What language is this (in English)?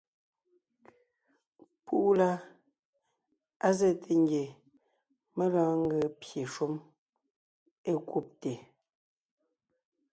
Ngiemboon